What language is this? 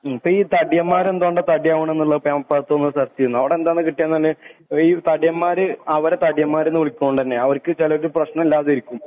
Malayalam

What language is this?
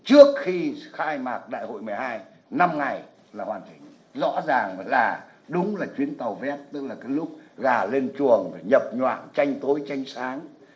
Vietnamese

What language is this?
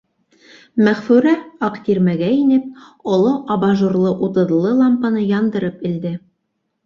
Bashkir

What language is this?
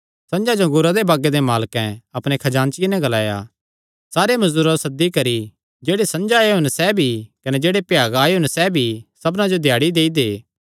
Kangri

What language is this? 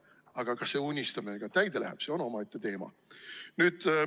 Estonian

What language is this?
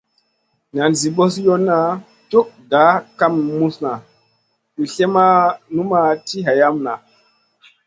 Masana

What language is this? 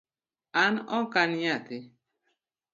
Luo (Kenya and Tanzania)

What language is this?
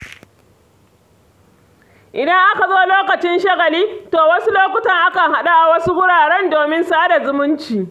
Hausa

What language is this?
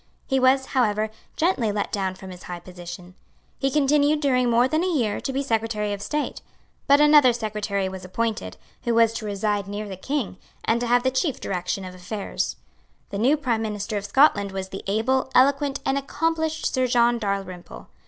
English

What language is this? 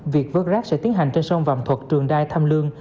Vietnamese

